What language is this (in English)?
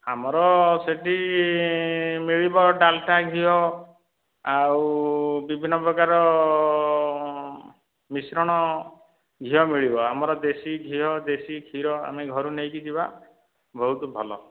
Odia